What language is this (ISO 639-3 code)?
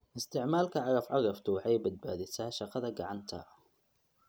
som